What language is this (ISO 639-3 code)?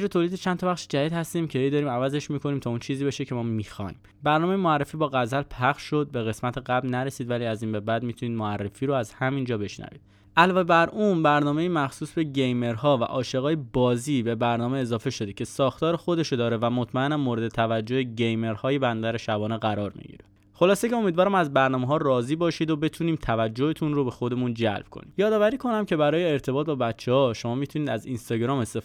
fas